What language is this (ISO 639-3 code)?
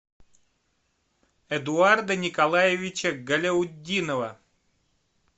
rus